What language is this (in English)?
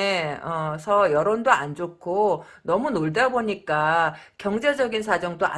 Korean